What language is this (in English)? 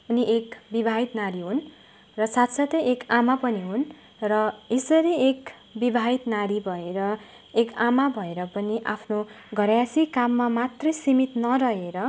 Nepali